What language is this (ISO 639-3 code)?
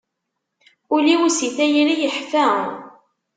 kab